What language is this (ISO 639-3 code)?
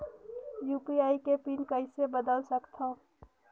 hne